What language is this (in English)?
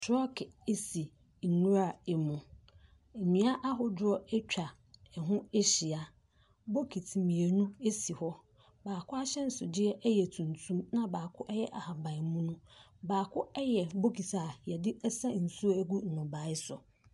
Akan